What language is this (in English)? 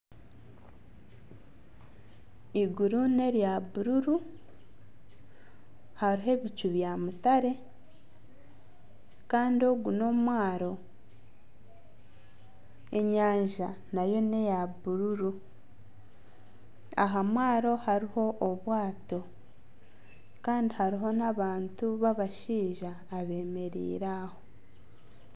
Nyankole